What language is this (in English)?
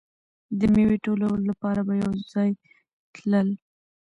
Pashto